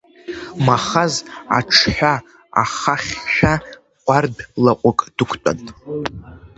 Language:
Abkhazian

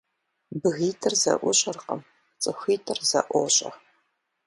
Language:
Kabardian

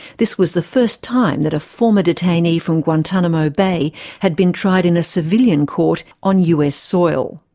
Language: English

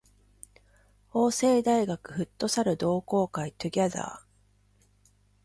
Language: Japanese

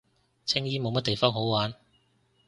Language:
Cantonese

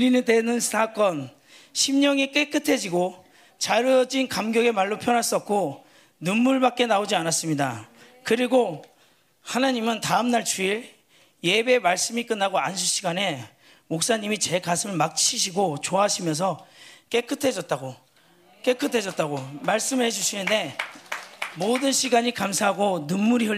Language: Korean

